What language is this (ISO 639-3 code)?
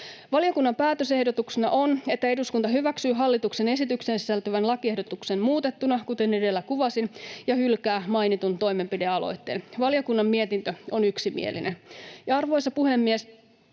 fin